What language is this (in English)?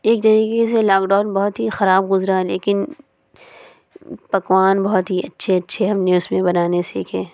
Urdu